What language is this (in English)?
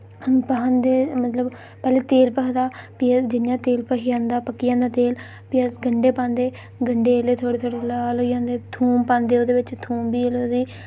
Dogri